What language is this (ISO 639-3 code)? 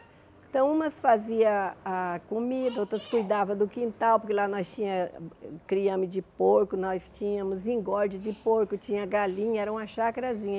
por